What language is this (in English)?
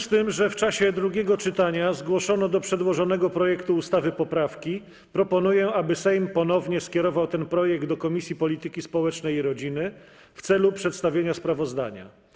Polish